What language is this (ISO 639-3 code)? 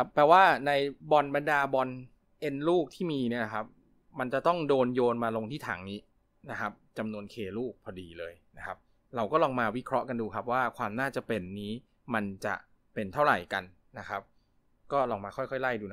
tha